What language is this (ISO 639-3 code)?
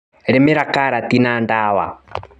kik